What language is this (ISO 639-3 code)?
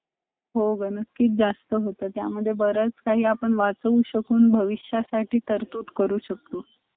mar